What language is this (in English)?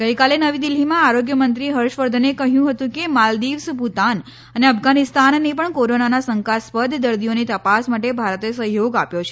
Gujarati